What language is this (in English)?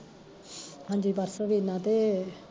Punjabi